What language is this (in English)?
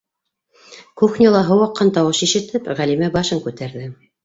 Bashkir